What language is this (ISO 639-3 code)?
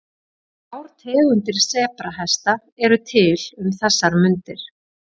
isl